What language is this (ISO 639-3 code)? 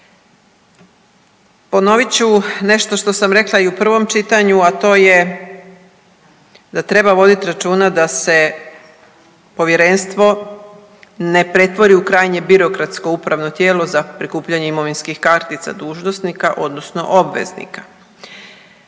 hrv